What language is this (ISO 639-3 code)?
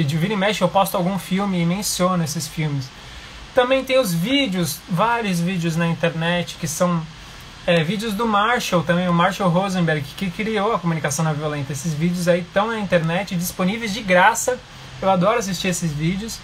por